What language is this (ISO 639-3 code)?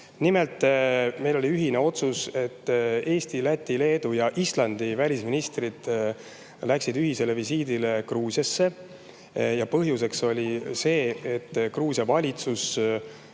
est